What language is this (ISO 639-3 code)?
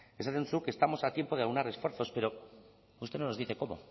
spa